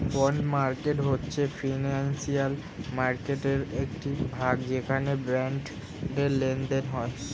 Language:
Bangla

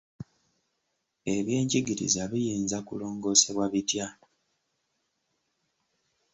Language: Ganda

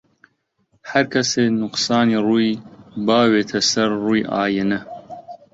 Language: Central Kurdish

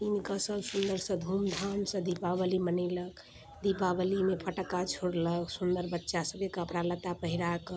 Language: Maithili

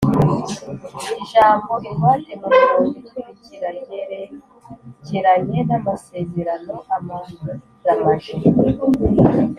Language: Kinyarwanda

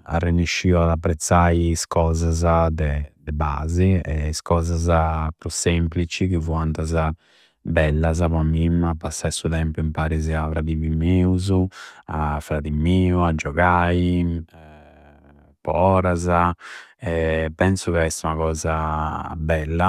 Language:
Campidanese Sardinian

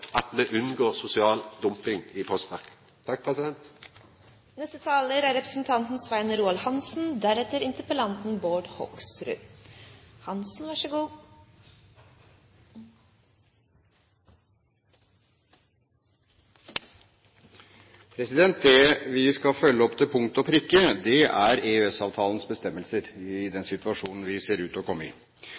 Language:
Norwegian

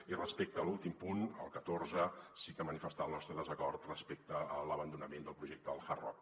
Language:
Catalan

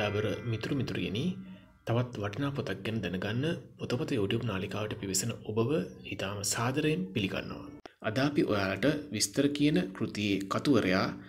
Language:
Arabic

